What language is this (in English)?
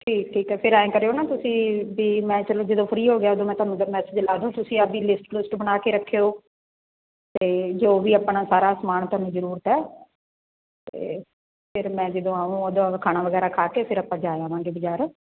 Punjabi